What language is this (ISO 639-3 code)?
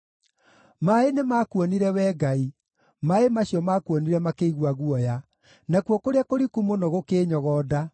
kik